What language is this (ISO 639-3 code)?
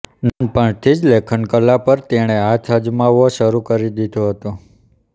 guj